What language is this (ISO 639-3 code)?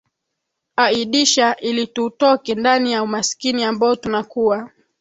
swa